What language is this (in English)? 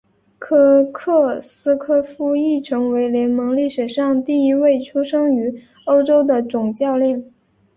Chinese